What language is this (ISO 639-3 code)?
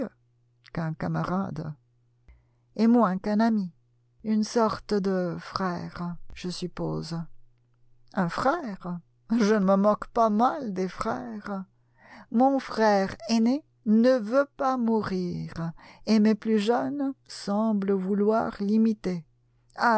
fra